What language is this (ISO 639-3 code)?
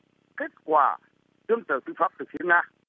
vie